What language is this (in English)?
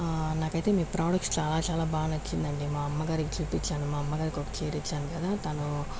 Telugu